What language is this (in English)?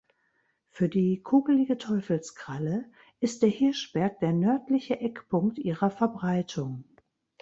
German